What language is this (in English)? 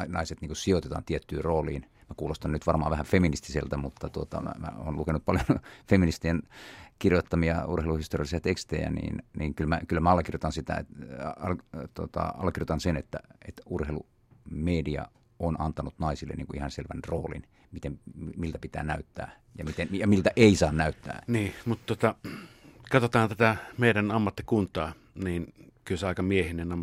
Finnish